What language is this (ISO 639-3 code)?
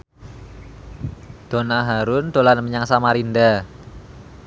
jav